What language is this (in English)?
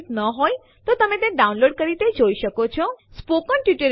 Gujarati